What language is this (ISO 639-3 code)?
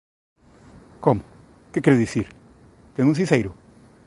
glg